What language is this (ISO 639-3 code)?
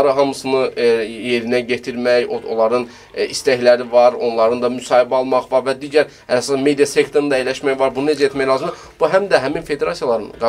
tur